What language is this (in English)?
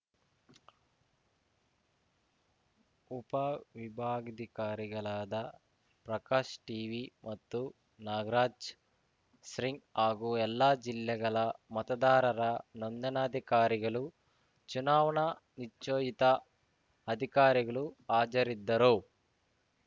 Kannada